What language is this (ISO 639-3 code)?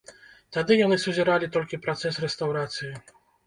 bel